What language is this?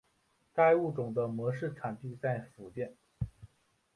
Chinese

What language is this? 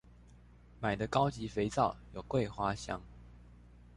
Chinese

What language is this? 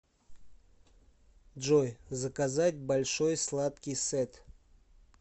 Russian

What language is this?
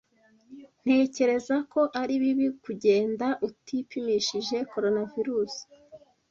Kinyarwanda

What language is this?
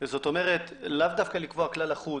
Hebrew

